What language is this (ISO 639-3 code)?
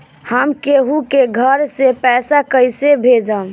bho